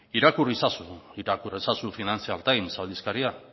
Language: Basque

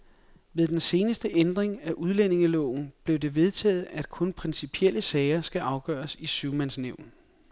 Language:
Danish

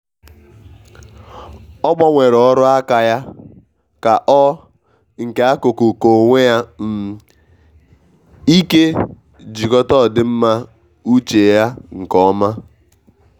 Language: Igbo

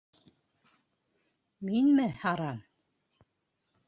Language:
Bashkir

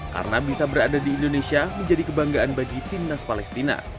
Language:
Indonesian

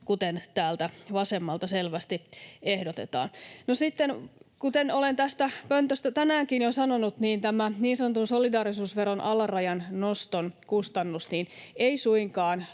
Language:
Finnish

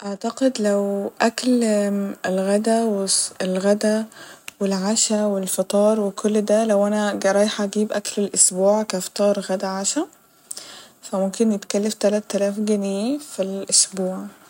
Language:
Egyptian Arabic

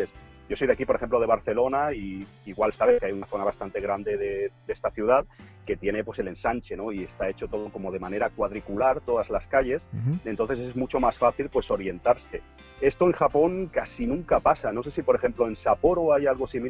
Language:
Spanish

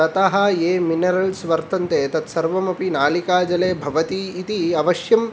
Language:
Sanskrit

